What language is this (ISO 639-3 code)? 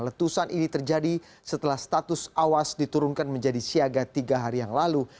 ind